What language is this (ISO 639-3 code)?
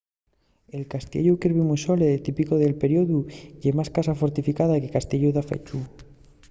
ast